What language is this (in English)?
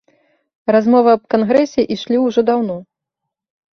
Belarusian